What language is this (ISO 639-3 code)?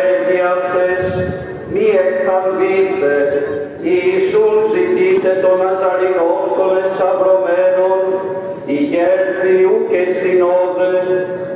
ell